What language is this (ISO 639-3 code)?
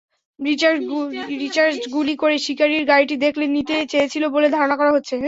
ben